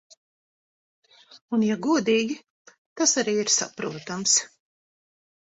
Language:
Latvian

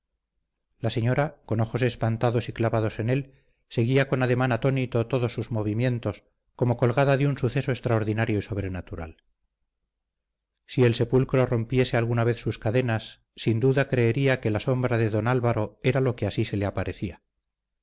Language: Spanish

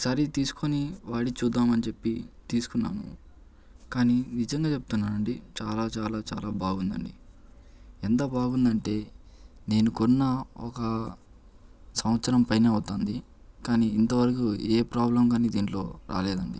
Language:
Telugu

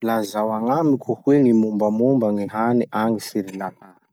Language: Masikoro Malagasy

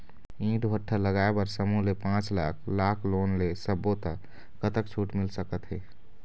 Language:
Chhattisgarhi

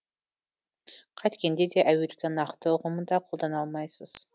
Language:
Kazakh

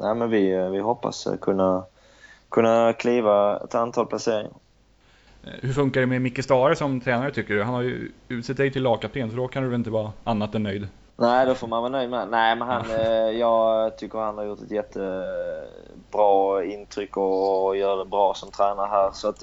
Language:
Swedish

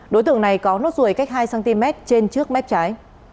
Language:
Vietnamese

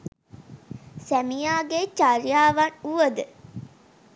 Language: Sinhala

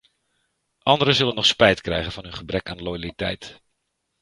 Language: Dutch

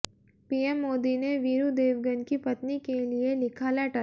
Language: Hindi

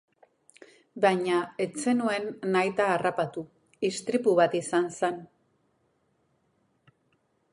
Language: Basque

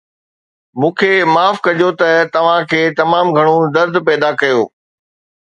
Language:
Sindhi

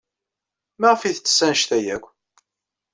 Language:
Kabyle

